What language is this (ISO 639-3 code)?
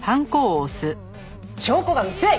jpn